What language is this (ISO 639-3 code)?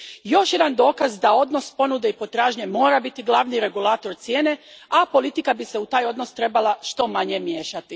hrv